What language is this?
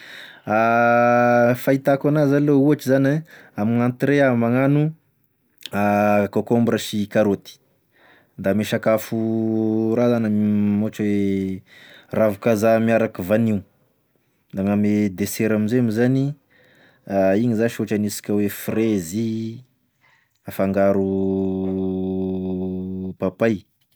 Tesaka Malagasy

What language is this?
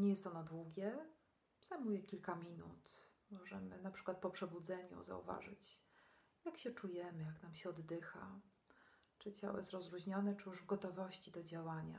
Polish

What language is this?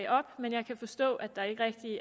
Danish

